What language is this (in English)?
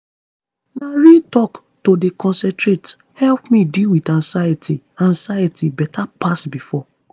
Nigerian Pidgin